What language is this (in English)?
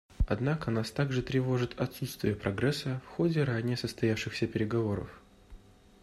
Russian